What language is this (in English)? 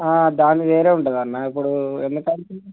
Telugu